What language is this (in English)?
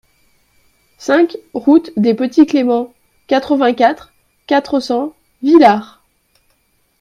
French